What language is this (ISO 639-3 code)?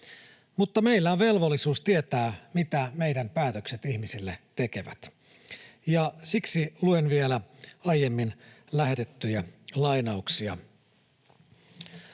fin